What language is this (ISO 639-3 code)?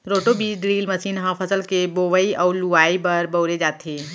hne